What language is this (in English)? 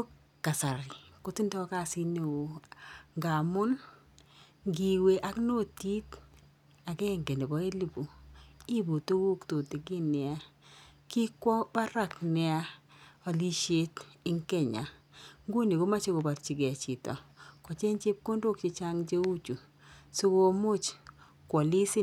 Kalenjin